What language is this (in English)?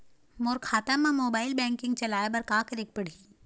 Chhattisgarhi